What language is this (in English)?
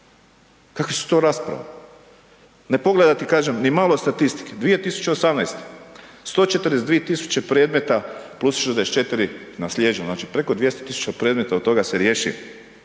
Croatian